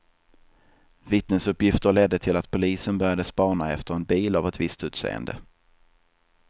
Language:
Swedish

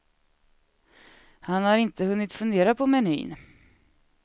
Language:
Swedish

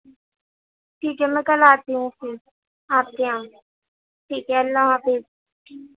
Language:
Urdu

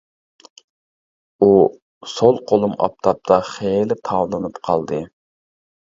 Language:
Uyghur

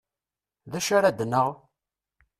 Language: Kabyle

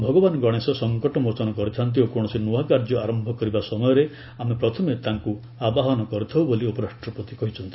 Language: Odia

